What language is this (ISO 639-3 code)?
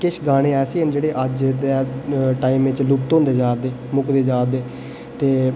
doi